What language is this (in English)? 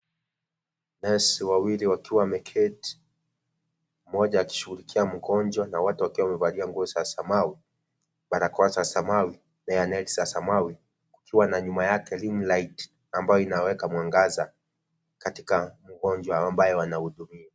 Swahili